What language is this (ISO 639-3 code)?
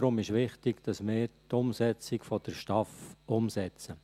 gsw